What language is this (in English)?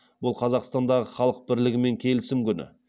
Kazakh